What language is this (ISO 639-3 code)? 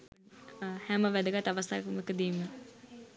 sin